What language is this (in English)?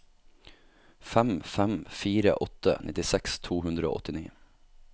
Norwegian